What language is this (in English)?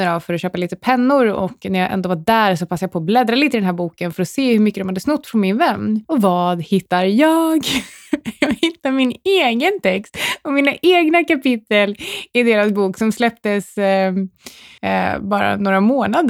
Swedish